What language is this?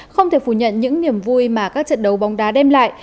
Vietnamese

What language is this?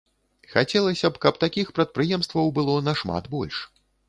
Belarusian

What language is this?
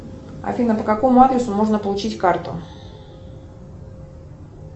Russian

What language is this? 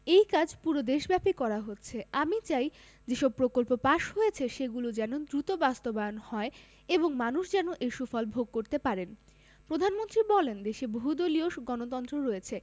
Bangla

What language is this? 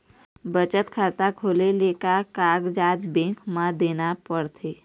Chhattisgarhi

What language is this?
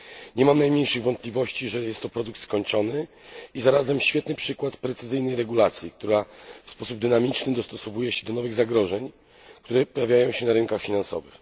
Polish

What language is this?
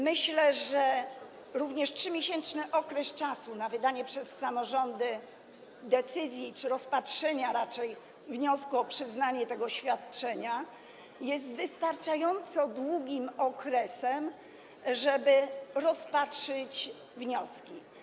Polish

